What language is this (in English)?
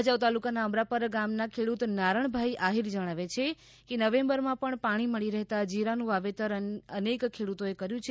Gujarati